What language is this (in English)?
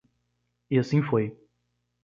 Portuguese